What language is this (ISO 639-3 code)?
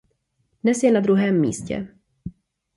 ces